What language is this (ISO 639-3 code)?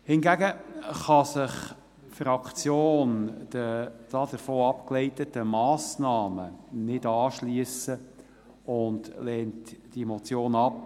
gsw